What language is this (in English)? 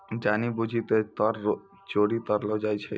Maithili